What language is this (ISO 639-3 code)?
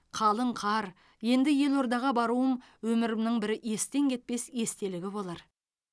kaz